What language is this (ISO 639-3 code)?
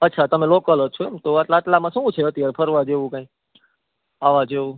guj